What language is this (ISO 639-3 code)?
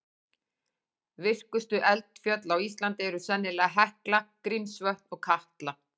isl